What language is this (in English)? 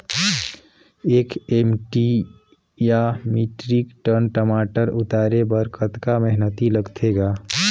Chhattisgarhi